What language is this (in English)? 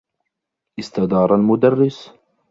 Arabic